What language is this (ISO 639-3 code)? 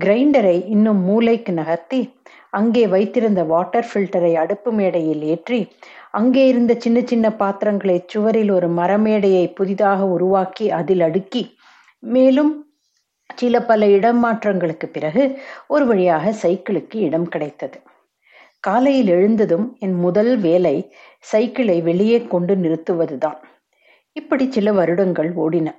tam